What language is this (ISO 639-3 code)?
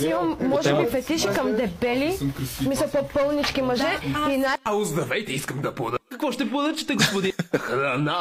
bul